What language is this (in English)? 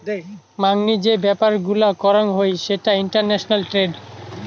Bangla